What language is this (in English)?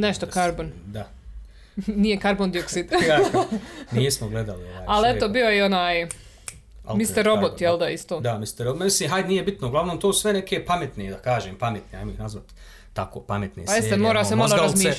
Croatian